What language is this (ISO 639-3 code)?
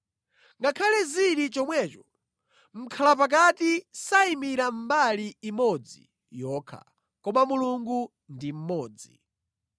nya